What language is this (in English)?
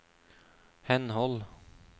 Norwegian